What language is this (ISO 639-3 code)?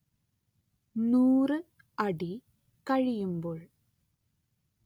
mal